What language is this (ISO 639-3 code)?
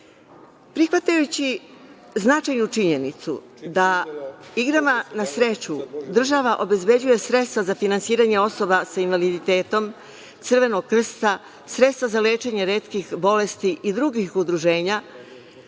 srp